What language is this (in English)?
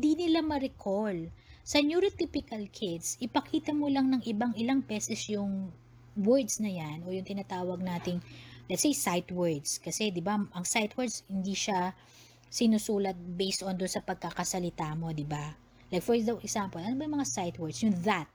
Filipino